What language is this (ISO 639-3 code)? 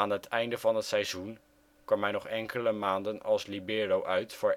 nld